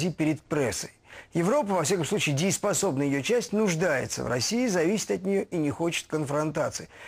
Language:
Russian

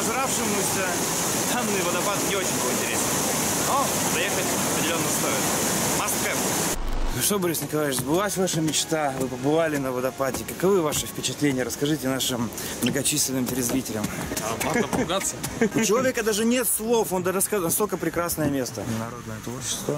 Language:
Russian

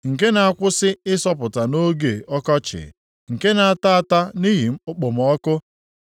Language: Igbo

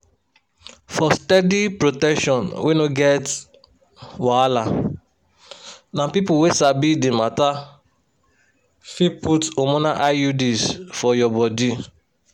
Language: Nigerian Pidgin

